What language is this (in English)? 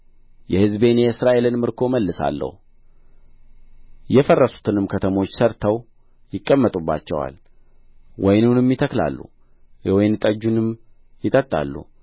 Amharic